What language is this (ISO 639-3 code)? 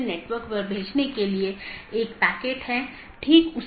hin